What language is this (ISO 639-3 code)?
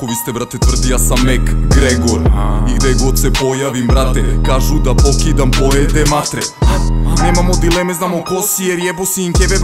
pol